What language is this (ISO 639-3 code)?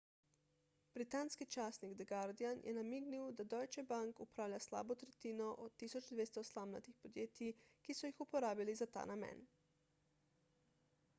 slv